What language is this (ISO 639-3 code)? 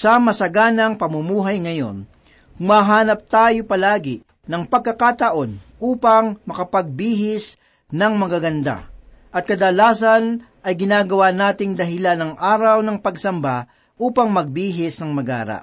fil